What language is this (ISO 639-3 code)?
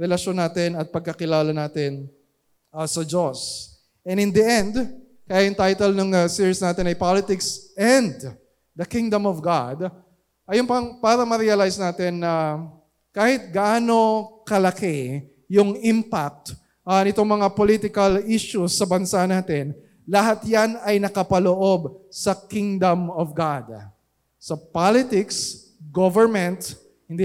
fil